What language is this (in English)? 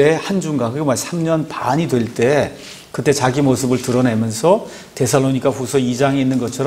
Korean